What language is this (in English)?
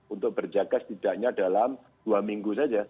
Indonesian